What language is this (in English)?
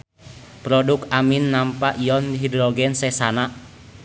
Sundanese